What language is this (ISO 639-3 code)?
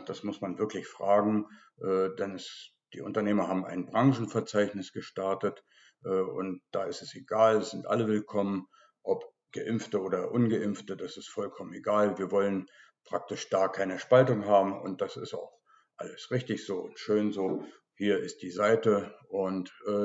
deu